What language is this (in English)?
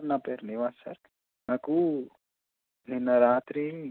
Telugu